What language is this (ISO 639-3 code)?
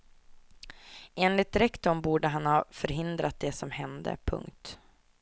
swe